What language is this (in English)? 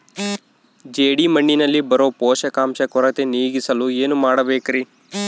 Kannada